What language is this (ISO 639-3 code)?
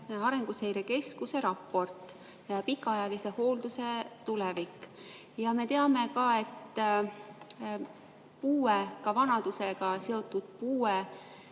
est